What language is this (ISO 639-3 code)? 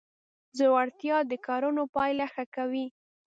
pus